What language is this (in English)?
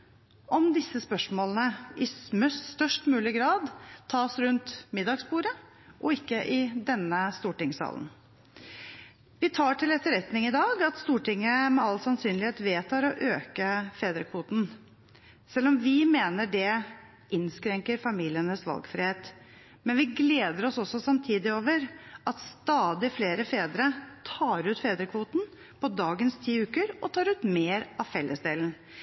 Norwegian Bokmål